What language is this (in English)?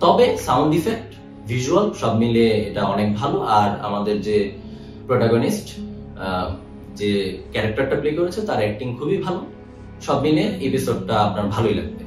Bangla